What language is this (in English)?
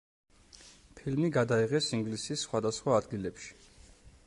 Georgian